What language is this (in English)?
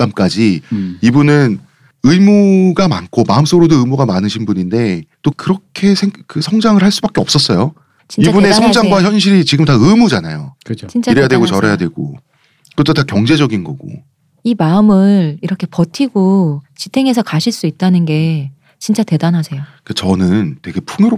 Korean